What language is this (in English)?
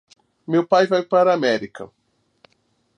Portuguese